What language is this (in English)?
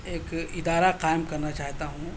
Urdu